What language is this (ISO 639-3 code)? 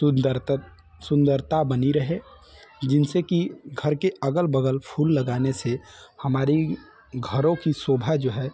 hin